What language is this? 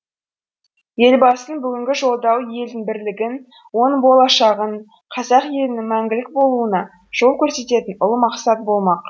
Kazakh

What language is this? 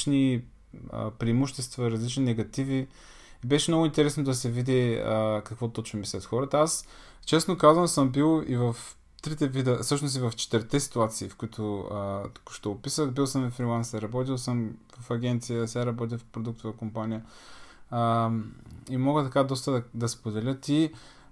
Bulgarian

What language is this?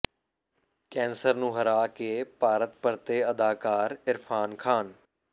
Punjabi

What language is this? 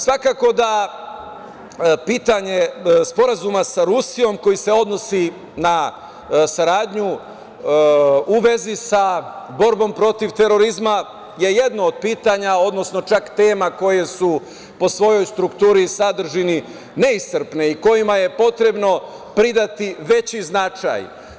Serbian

